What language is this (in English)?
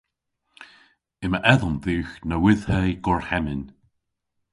Cornish